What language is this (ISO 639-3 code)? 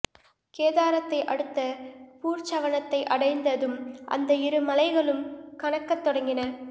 tam